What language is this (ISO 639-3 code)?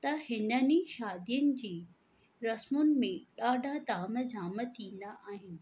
snd